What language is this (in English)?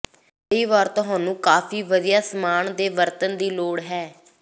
Punjabi